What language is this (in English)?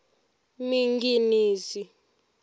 Tsonga